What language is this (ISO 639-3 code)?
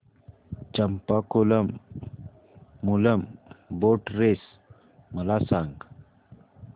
mar